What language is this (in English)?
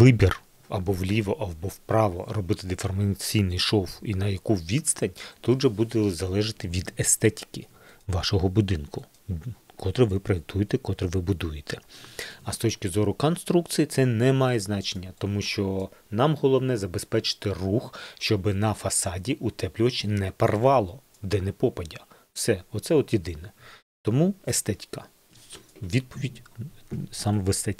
Ukrainian